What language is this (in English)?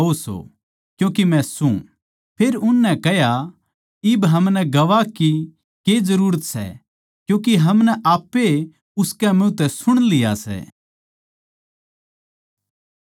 Haryanvi